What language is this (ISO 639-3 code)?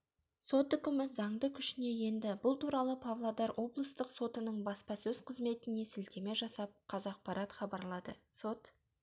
kaz